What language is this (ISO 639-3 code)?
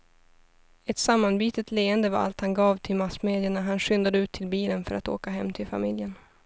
swe